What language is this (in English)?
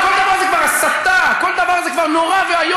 Hebrew